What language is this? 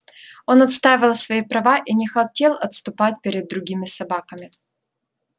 Russian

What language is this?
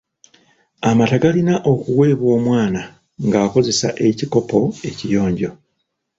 Ganda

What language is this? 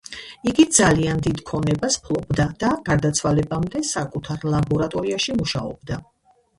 Georgian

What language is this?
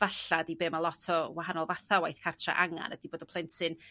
Welsh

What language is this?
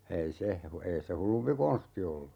Finnish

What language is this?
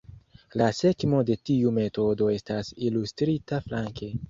Esperanto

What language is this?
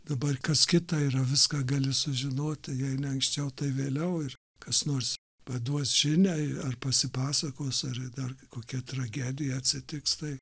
Lithuanian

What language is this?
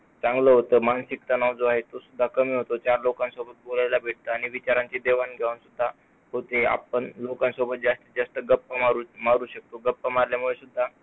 Marathi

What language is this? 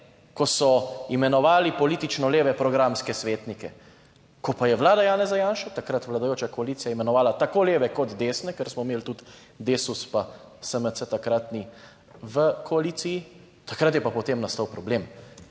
Slovenian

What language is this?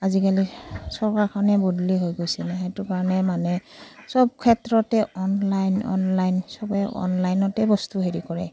Assamese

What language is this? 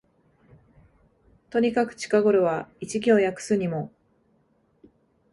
Japanese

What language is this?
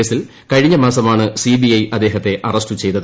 Malayalam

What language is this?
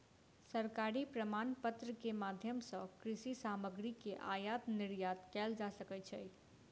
Maithili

